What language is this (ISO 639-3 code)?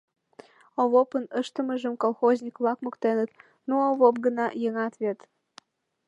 chm